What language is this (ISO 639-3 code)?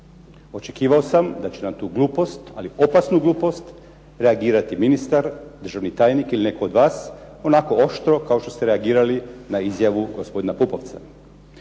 hrv